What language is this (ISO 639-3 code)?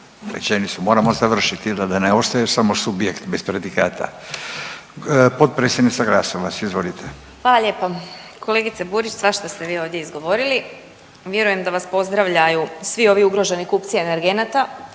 hrv